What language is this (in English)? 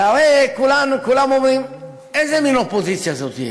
Hebrew